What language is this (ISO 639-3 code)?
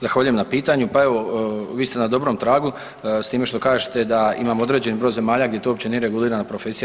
hrv